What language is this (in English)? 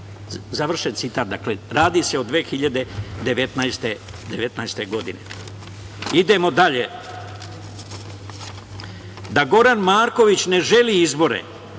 Serbian